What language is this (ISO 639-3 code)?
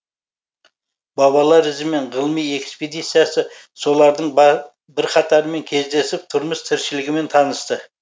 kaz